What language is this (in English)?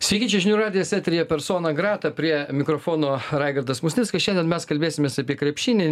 Lithuanian